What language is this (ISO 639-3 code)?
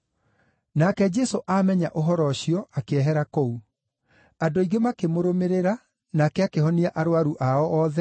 kik